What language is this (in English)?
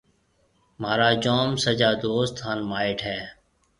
Marwari (Pakistan)